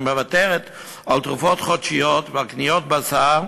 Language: Hebrew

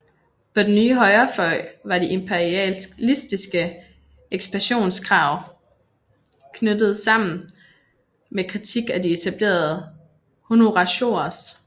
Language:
Danish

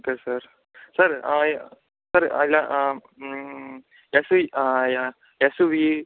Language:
Telugu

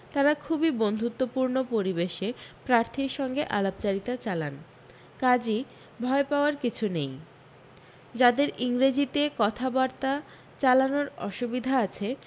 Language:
Bangla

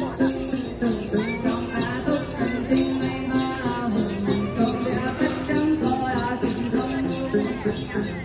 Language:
Vietnamese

